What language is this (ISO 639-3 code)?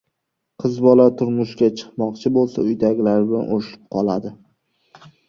uzb